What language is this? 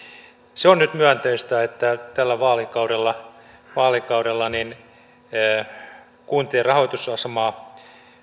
Finnish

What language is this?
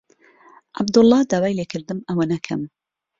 Central Kurdish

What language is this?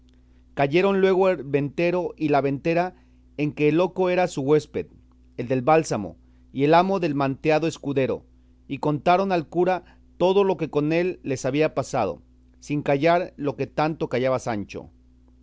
Spanish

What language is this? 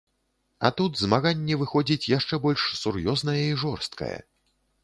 Belarusian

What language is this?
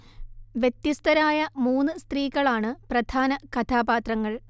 Malayalam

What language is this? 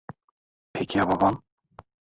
Turkish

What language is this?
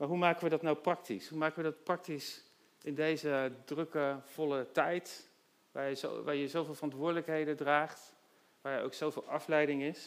Dutch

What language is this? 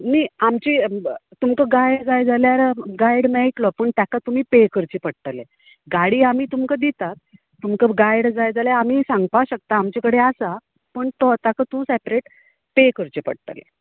Konkani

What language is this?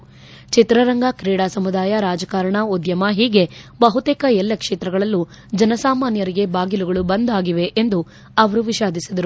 Kannada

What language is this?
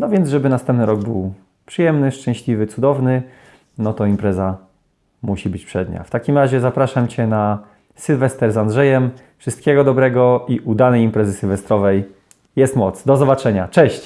Polish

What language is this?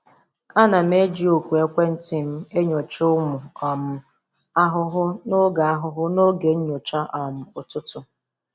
Igbo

